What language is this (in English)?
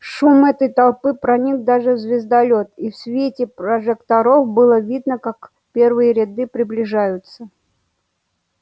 Russian